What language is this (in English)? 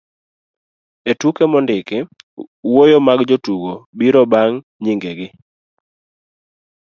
Luo (Kenya and Tanzania)